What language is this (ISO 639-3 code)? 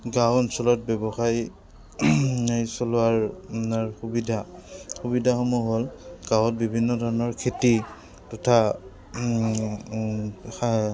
asm